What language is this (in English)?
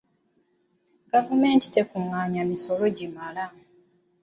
Ganda